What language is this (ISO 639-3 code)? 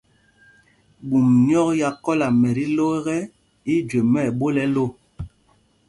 mgg